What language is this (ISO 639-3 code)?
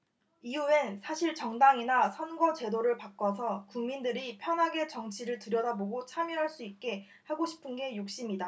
kor